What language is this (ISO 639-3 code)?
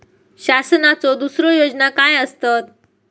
mar